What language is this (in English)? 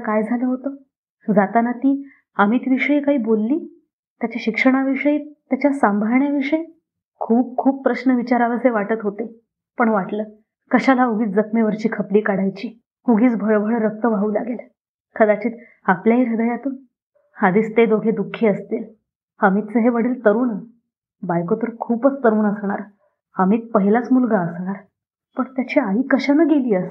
Marathi